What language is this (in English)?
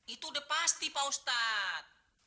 Indonesian